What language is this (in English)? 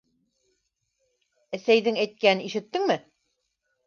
Bashkir